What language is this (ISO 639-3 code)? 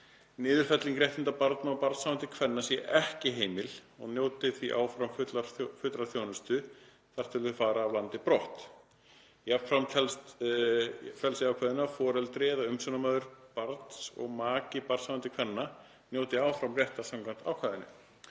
isl